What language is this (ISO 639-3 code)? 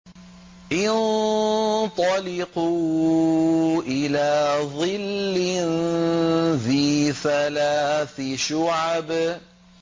ara